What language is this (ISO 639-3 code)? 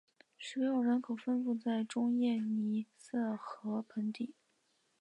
zho